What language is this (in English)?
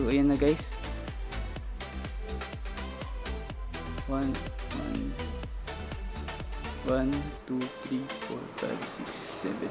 Filipino